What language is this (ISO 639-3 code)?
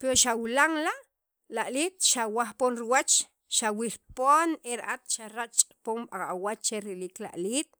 quv